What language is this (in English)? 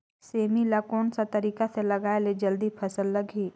Chhattisgarhi